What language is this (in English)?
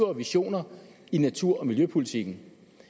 Danish